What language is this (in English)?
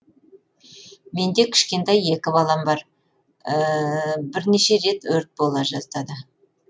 Kazakh